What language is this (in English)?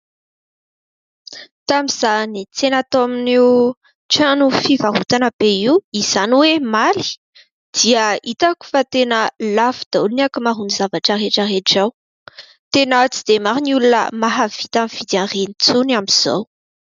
Malagasy